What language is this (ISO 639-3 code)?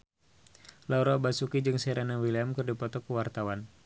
sun